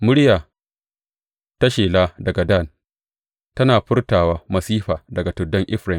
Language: Hausa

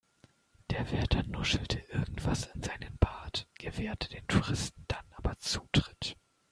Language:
German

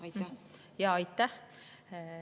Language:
Estonian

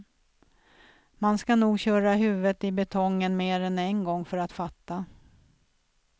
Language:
Swedish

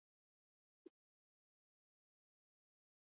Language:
Basque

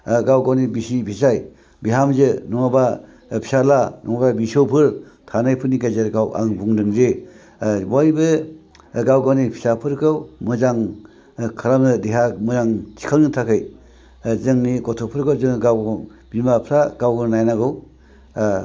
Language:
Bodo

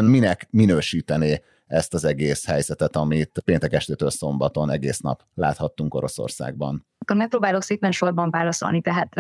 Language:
Hungarian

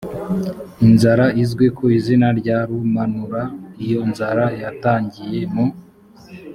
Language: Kinyarwanda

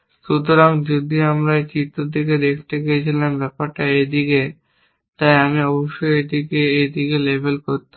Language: Bangla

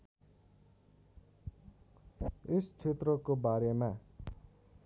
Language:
Nepali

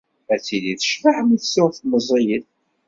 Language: Kabyle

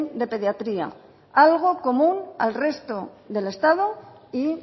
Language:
Spanish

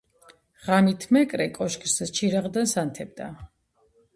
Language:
Georgian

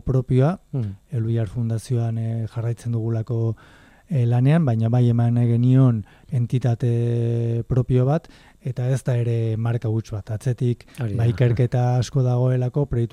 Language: Spanish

